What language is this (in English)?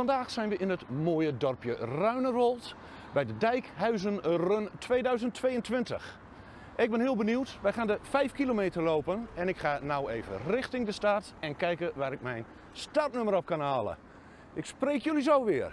Dutch